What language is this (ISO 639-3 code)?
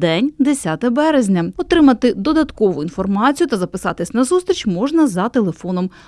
ukr